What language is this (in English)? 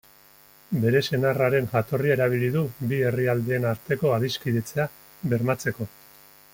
Basque